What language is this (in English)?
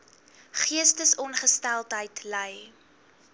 Afrikaans